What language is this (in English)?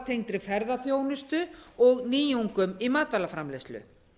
Icelandic